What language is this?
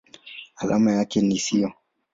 Swahili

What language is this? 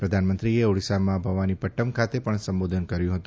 Gujarati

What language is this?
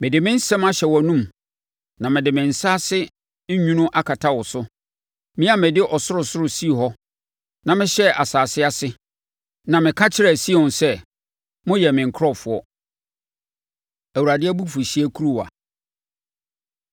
Akan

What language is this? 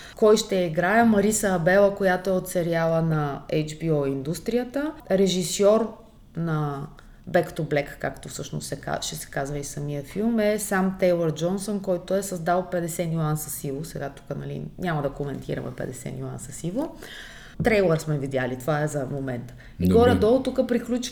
Bulgarian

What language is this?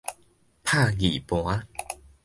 Min Nan Chinese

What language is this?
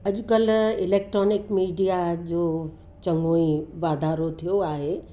Sindhi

